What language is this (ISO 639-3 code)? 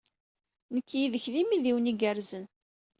kab